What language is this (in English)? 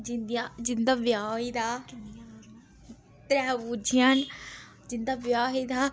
Dogri